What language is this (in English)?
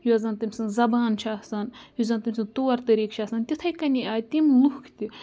Kashmiri